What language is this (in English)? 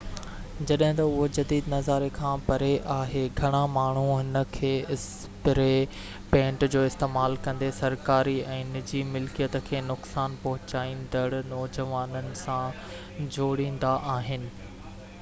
Sindhi